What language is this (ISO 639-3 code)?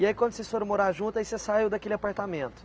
por